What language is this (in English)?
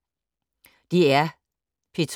Danish